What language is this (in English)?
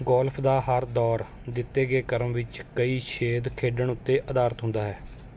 Punjabi